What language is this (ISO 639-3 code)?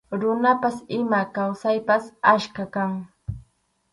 qxu